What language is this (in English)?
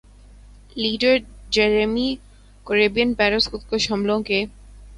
Urdu